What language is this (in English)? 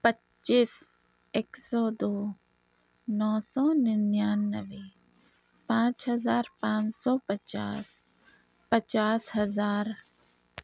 Urdu